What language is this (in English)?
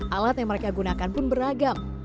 Indonesian